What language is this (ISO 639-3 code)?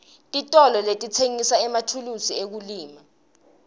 ssw